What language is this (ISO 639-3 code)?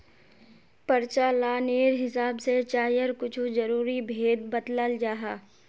mag